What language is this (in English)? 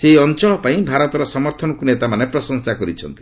Odia